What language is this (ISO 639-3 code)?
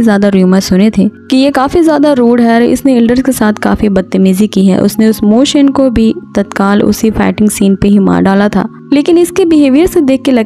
hin